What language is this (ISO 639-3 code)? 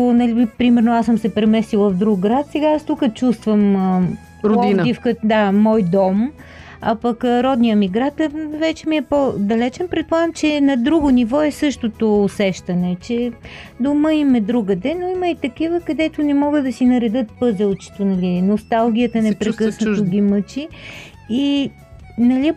bul